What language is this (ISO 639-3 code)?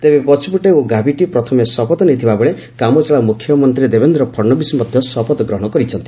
ori